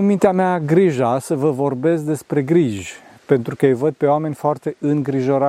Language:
Romanian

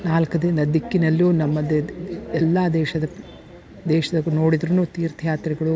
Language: Kannada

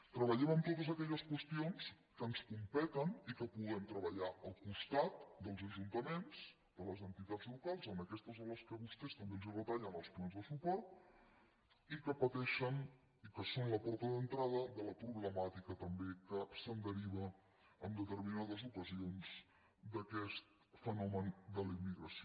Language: Catalan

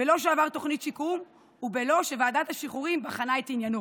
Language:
Hebrew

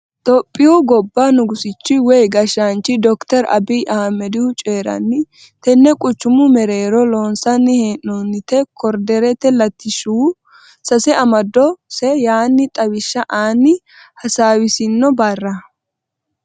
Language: Sidamo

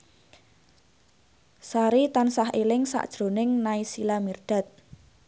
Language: Javanese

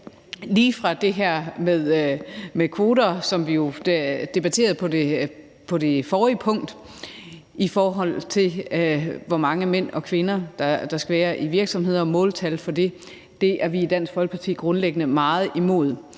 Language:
Danish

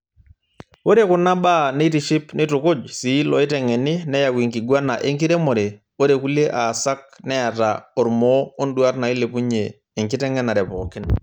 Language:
Masai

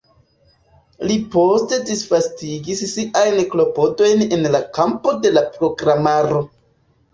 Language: Esperanto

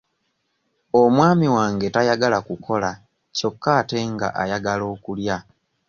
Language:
Ganda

